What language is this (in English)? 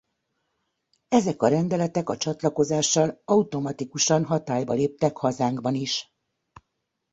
Hungarian